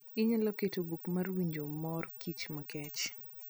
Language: Luo (Kenya and Tanzania)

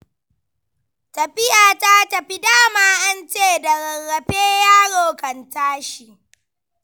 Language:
Hausa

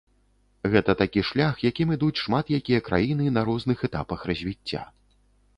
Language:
Belarusian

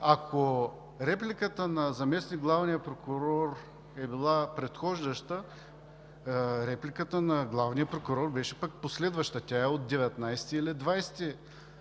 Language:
Bulgarian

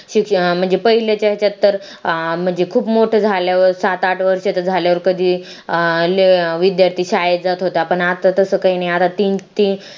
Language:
Marathi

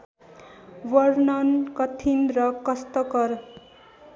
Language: Nepali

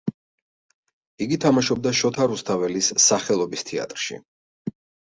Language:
Georgian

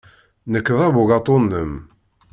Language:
Kabyle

